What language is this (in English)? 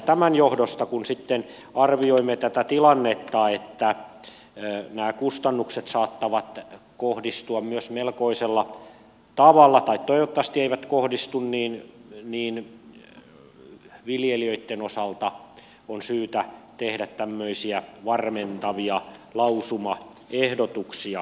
Finnish